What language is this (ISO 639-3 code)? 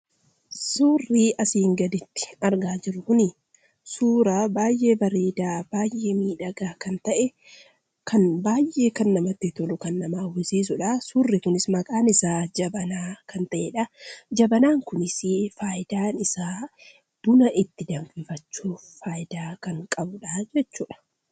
orm